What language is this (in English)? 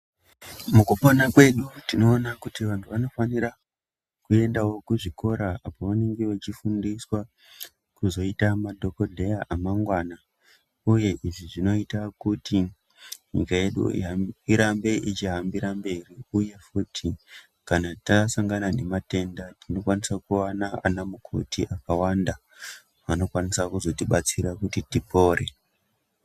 Ndau